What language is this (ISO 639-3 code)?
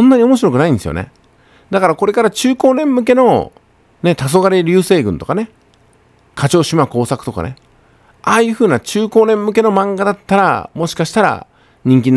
jpn